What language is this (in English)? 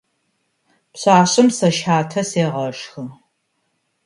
Adyghe